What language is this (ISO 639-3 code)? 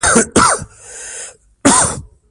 pus